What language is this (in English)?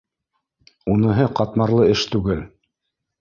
Bashkir